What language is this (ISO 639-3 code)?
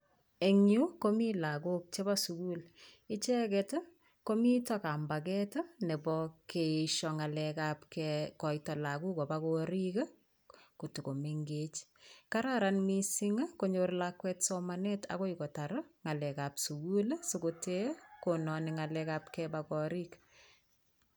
kln